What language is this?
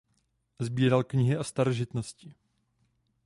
Czech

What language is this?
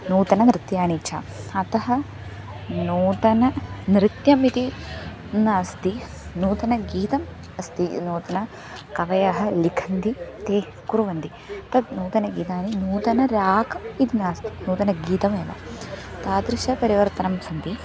Sanskrit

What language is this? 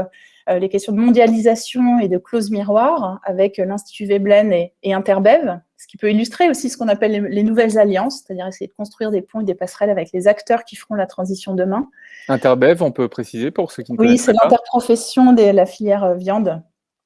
French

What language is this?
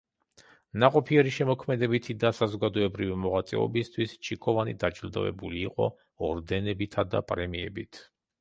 Georgian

